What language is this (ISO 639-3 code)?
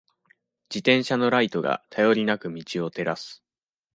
jpn